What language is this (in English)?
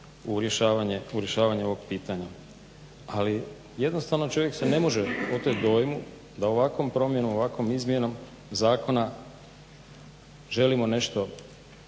Croatian